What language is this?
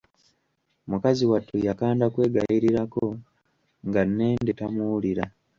Ganda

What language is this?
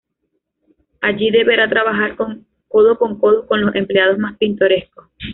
Spanish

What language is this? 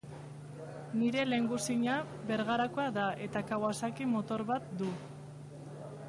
Basque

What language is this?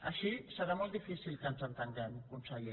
Catalan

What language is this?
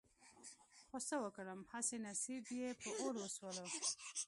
Pashto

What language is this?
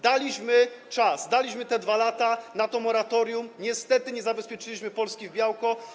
Polish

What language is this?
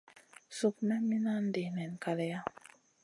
Masana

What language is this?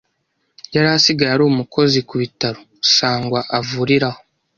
Kinyarwanda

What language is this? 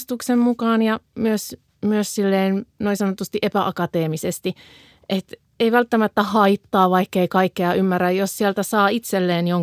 Finnish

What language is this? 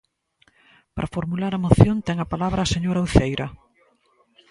Galician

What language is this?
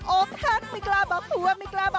Thai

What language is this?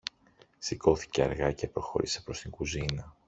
Greek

